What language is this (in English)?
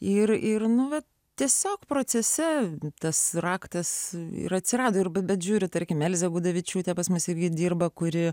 Lithuanian